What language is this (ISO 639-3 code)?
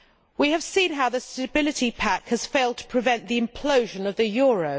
eng